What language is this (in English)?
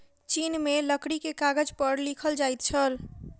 Maithili